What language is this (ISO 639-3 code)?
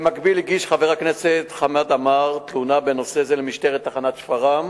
heb